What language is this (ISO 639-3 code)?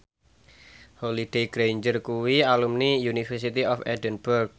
jav